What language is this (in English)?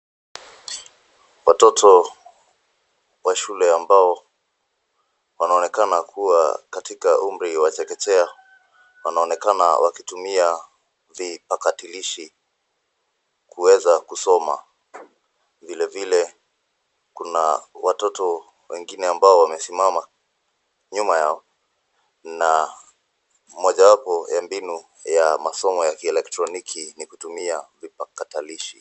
Swahili